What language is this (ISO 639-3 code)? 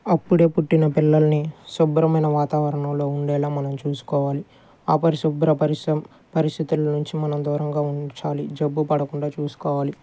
tel